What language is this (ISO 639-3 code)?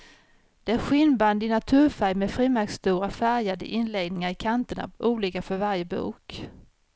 swe